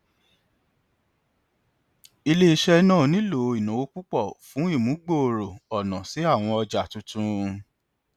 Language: Yoruba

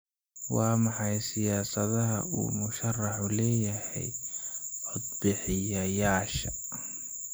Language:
Somali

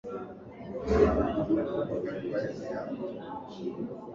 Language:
Swahili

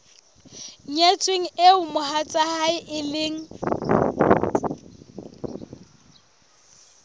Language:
Southern Sotho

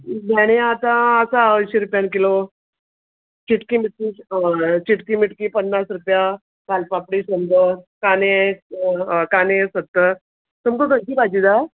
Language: Konkani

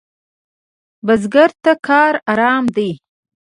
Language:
Pashto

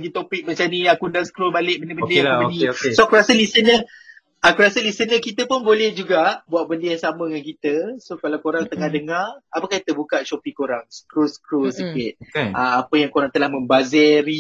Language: Malay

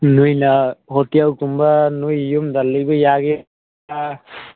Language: Manipuri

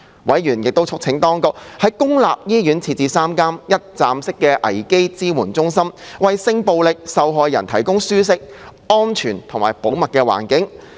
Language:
Cantonese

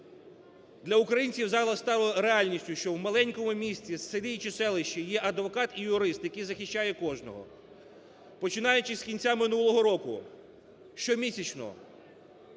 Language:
Ukrainian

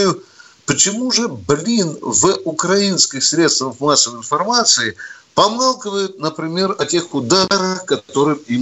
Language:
Russian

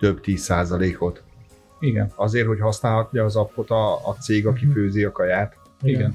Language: Hungarian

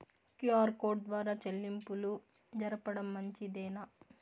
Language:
Telugu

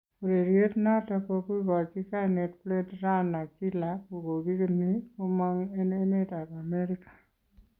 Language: Kalenjin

